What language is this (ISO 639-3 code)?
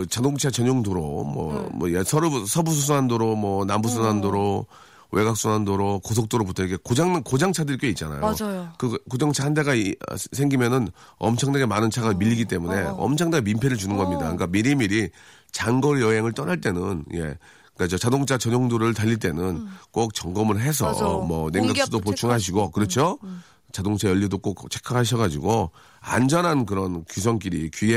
kor